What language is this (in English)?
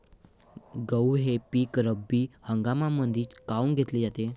Marathi